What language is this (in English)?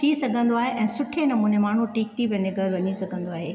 Sindhi